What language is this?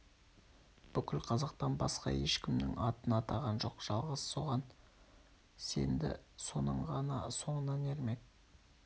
Kazakh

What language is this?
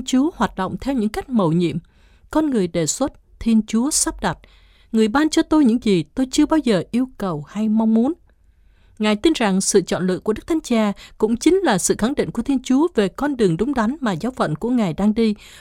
Vietnamese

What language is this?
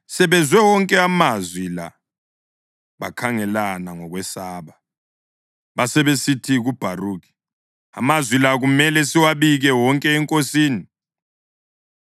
North Ndebele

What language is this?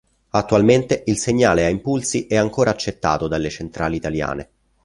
Italian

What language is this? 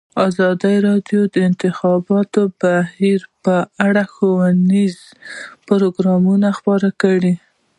Pashto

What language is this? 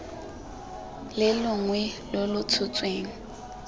Tswana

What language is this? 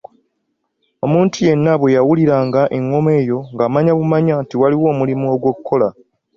Ganda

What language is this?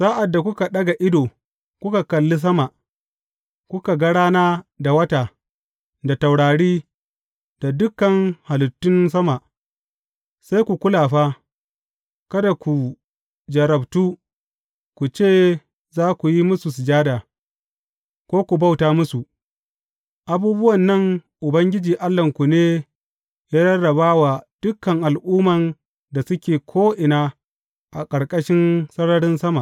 Hausa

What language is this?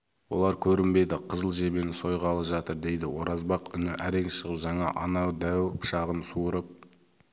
Kazakh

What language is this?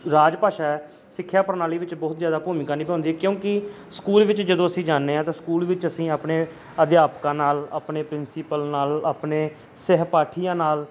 Punjabi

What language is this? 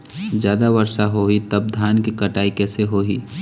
Chhattisgarhi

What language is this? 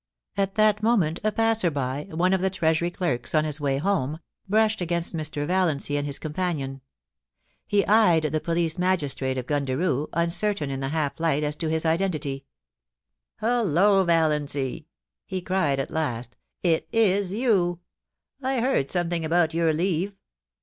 English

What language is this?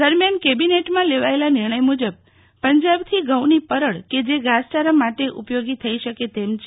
Gujarati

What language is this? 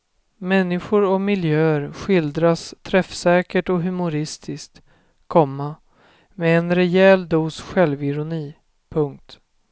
Swedish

